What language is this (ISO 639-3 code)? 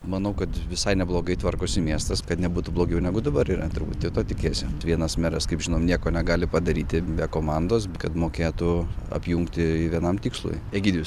lit